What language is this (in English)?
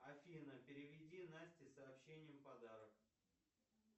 Russian